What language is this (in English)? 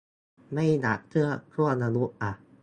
Thai